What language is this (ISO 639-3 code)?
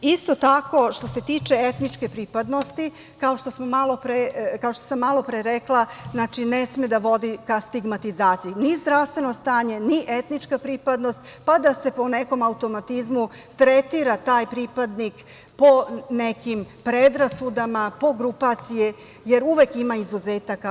srp